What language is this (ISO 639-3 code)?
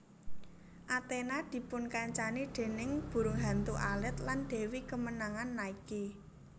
jav